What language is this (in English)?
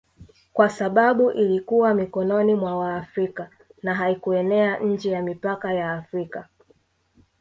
Swahili